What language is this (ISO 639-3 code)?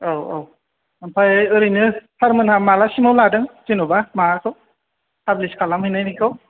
brx